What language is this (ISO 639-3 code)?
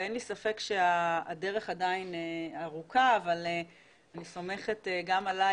heb